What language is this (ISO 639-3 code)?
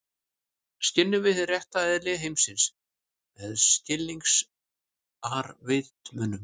isl